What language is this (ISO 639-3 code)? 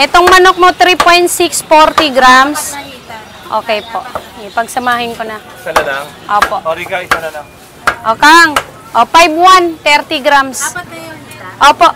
fil